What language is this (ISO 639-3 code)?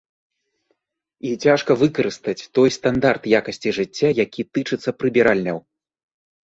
bel